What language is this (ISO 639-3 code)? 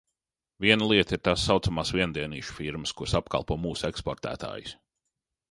lav